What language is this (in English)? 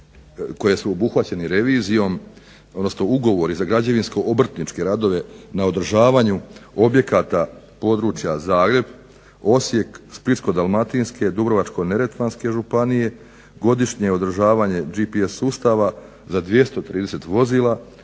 Croatian